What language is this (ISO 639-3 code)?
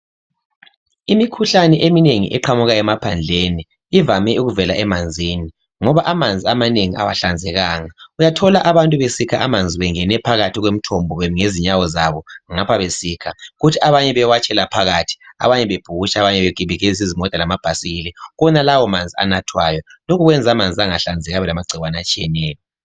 nde